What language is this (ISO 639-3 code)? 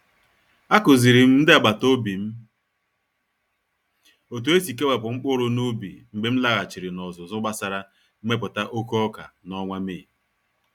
ibo